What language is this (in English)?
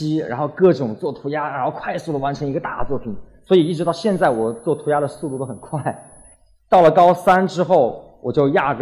Chinese